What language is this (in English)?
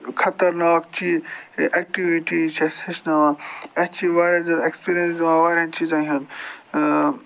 Kashmiri